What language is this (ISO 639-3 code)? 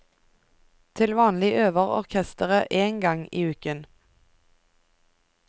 nor